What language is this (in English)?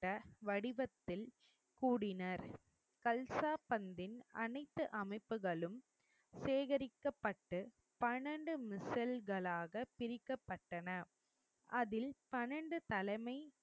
Tamil